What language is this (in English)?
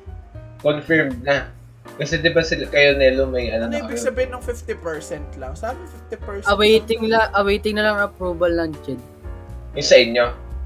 Filipino